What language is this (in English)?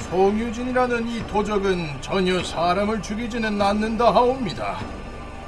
Korean